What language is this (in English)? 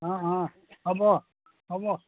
Assamese